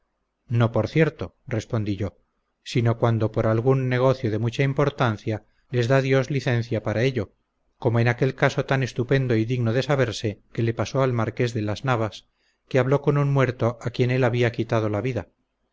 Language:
Spanish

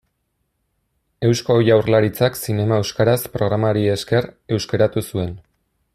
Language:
Basque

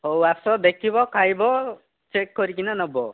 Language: Odia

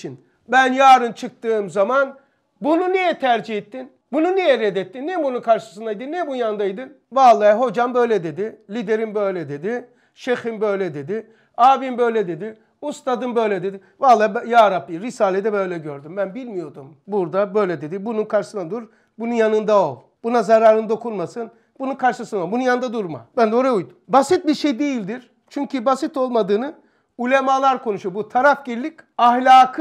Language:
Turkish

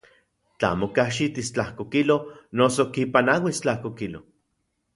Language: Central Puebla Nahuatl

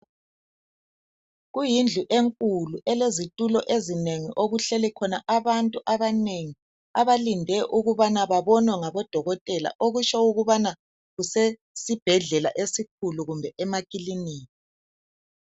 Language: North Ndebele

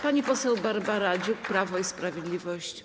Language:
Polish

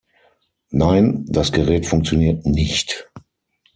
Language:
German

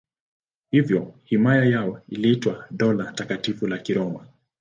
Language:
Swahili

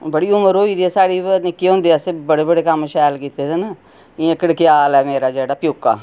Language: Dogri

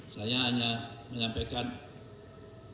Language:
Indonesian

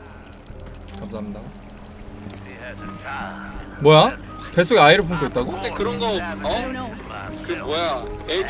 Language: Korean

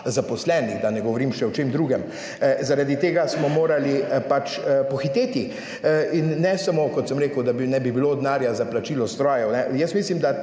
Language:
Slovenian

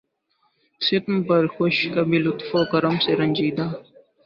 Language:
Urdu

